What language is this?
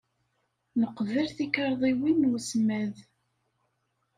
Kabyle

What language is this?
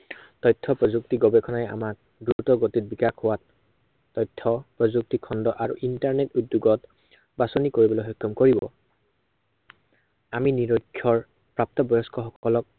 Assamese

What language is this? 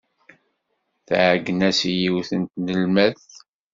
Kabyle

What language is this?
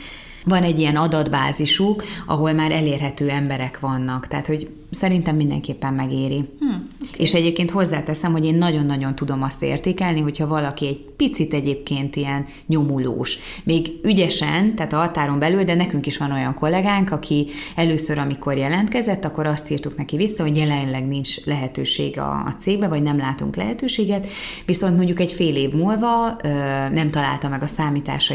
Hungarian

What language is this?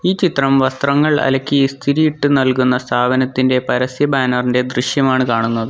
Malayalam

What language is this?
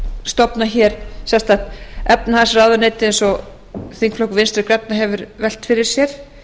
Icelandic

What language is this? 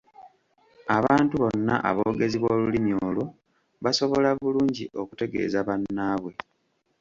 Ganda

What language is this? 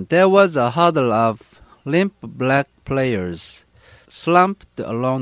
Korean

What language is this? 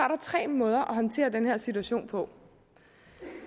Danish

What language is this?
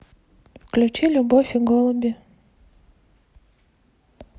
Russian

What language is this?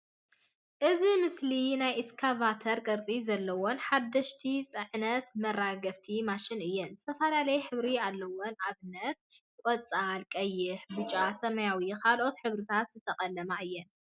Tigrinya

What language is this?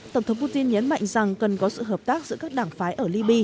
Vietnamese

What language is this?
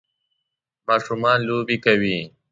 Pashto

